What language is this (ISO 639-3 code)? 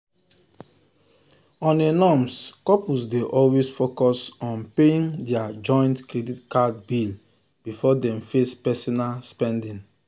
pcm